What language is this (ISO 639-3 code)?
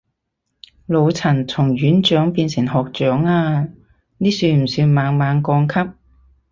yue